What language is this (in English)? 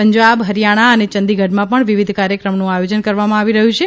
Gujarati